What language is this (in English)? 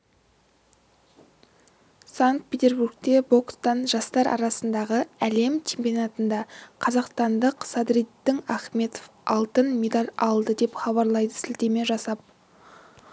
Kazakh